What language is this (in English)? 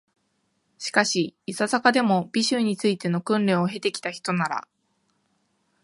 Japanese